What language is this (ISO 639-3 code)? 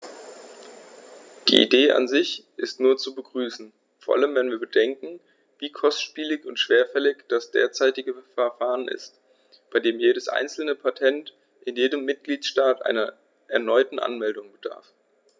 deu